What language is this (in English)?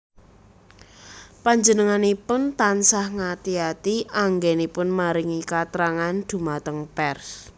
Javanese